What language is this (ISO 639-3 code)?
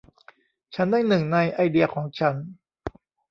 tha